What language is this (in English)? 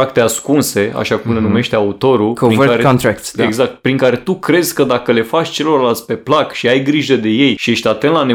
Romanian